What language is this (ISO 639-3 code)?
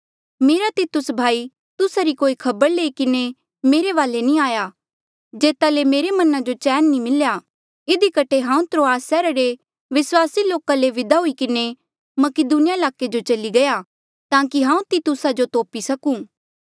mjl